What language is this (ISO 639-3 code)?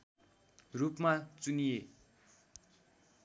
nep